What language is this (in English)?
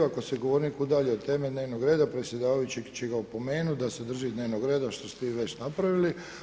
Croatian